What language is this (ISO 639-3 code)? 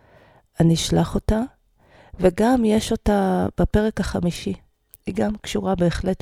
heb